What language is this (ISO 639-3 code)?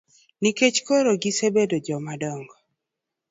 luo